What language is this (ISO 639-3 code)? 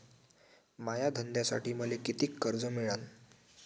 mar